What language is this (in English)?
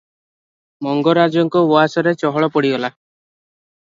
Odia